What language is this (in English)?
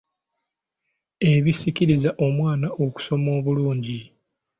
Ganda